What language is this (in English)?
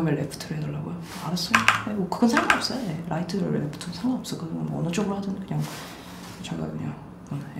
Korean